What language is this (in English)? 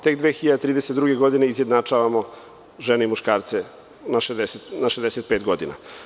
Serbian